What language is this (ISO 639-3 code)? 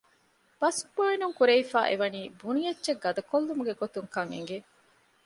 div